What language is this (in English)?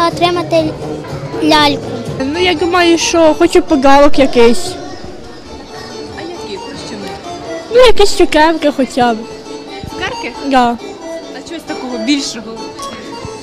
Ukrainian